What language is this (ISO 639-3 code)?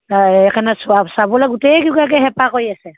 asm